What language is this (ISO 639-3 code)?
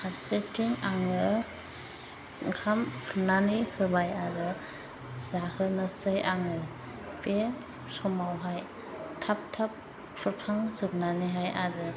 brx